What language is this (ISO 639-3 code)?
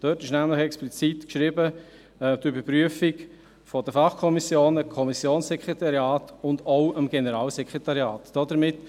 gsw